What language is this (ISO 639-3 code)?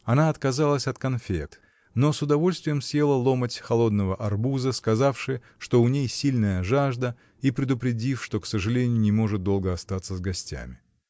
rus